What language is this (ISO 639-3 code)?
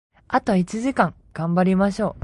jpn